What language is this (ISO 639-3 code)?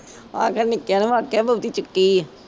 pan